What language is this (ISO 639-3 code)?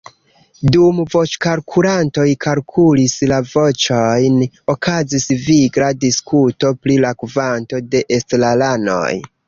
epo